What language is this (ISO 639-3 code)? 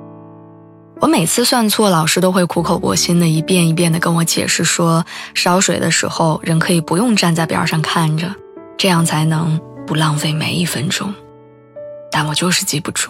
zho